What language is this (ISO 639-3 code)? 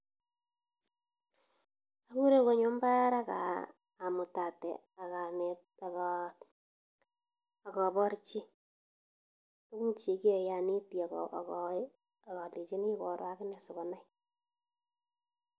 kln